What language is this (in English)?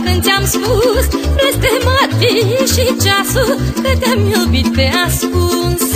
Romanian